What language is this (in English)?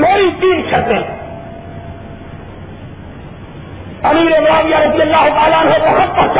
Urdu